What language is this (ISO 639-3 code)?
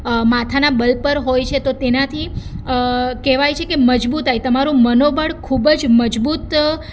guj